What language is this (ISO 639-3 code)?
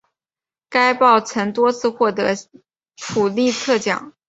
zho